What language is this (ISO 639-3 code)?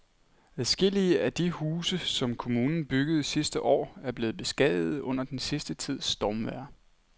dan